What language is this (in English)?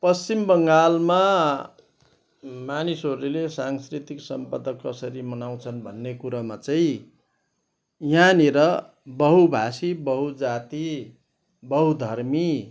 Nepali